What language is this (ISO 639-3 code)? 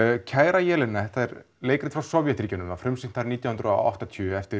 isl